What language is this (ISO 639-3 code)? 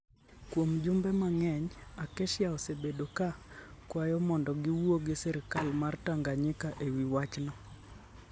luo